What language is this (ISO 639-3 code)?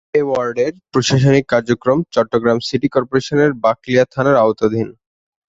ben